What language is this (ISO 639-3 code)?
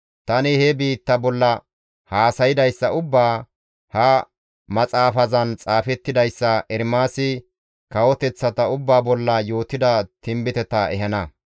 gmv